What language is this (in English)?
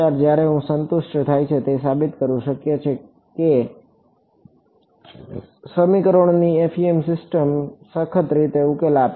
Gujarati